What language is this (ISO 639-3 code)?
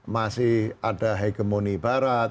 ind